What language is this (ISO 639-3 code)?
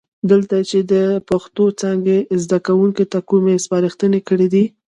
pus